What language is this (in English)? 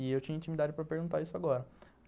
Portuguese